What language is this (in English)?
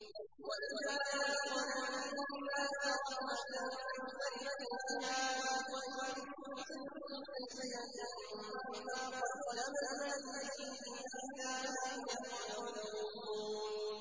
Arabic